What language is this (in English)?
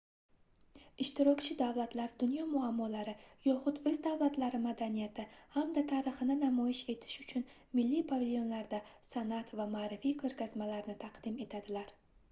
Uzbek